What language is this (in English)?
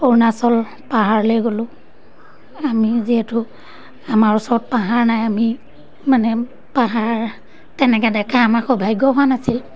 Assamese